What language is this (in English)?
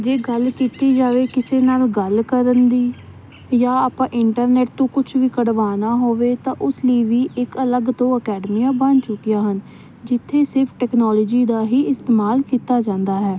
Punjabi